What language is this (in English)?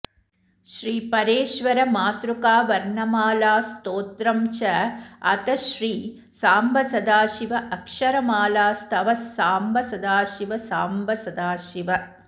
Sanskrit